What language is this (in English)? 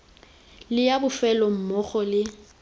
Tswana